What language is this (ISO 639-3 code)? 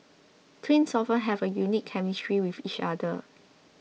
eng